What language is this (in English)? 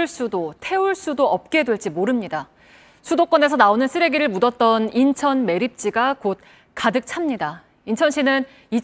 Korean